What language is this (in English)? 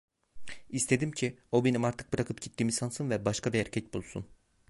Turkish